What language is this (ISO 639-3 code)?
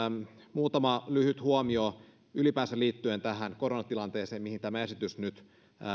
fin